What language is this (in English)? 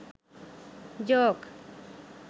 Sinhala